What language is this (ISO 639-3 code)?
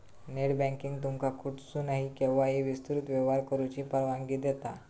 mar